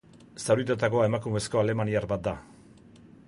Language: Basque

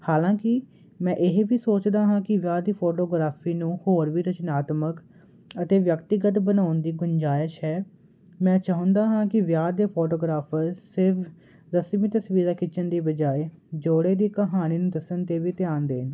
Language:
Punjabi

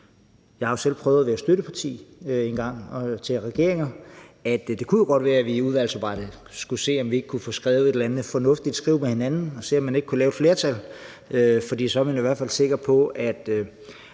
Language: Danish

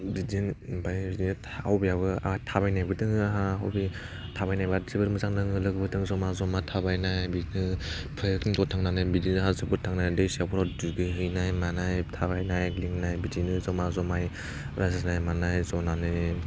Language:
Bodo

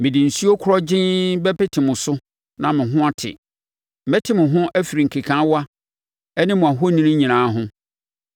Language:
Akan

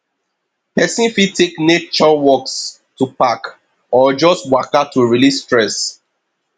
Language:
Nigerian Pidgin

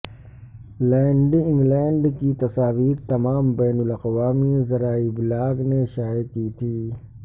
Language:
Urdu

